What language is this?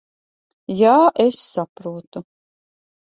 Latvian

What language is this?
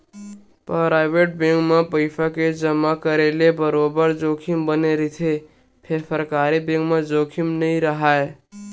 Chhattisgarhi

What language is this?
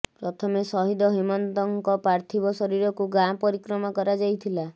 Odia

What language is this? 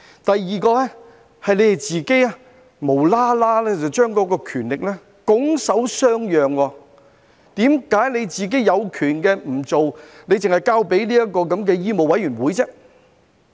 Cantonese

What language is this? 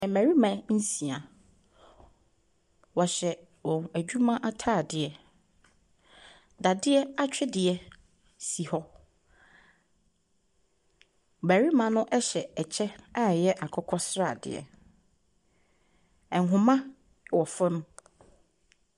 Akan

